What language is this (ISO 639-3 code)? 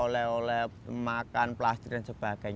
ind